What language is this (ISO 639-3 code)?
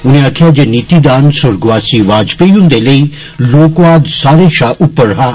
doi